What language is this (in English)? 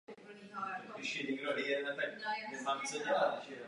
Czech